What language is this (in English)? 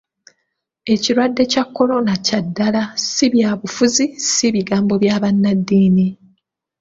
Ganda